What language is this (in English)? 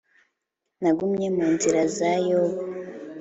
Kinyarwanda